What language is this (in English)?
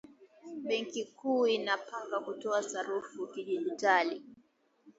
Swahili